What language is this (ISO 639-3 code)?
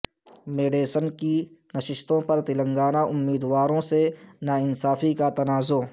urd